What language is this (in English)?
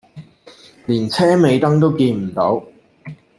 Cantonese